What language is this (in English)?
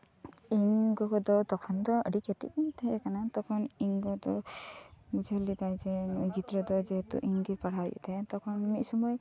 Santali